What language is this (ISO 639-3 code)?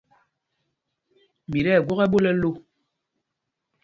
mgg